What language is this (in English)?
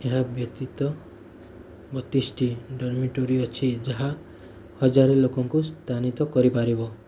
Odia